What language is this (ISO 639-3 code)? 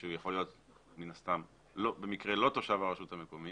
heb